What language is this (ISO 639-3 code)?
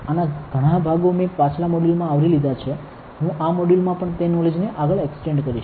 guj